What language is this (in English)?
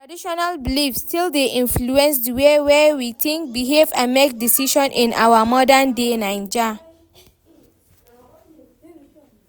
Nigerian Pidgin